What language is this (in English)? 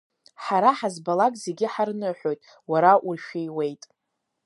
Abkhazian